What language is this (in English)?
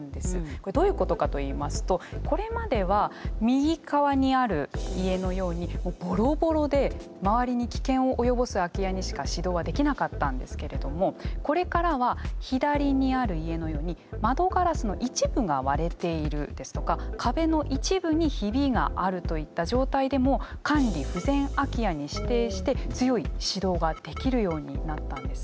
Japanese